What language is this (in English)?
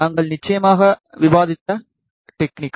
Tamil